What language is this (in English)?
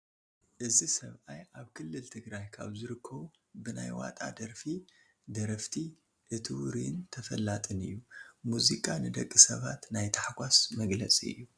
Tigrinya